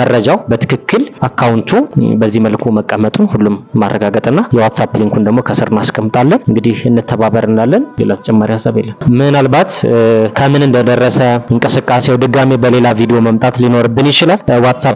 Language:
Arabic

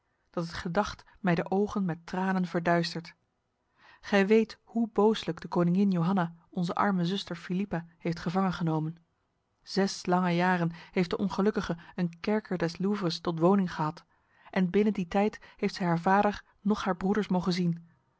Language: Dutch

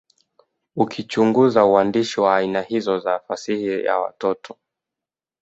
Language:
Swahili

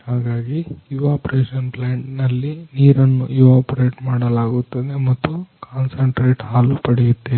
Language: Kannada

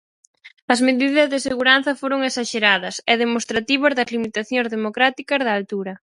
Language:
Galician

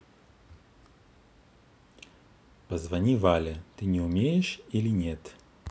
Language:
Russian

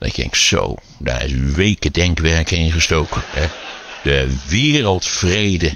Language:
Dutch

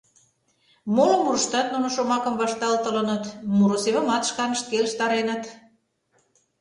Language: Mari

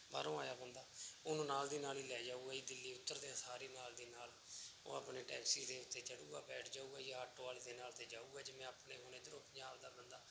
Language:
Punjabi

